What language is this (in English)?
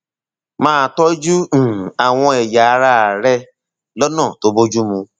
Yoruba